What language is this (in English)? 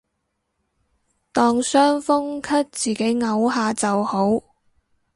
Cantonese